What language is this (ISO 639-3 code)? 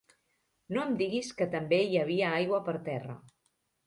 cat